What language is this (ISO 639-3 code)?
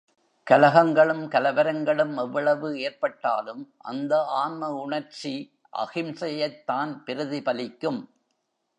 tam